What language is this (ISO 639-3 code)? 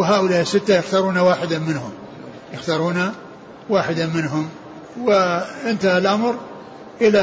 ara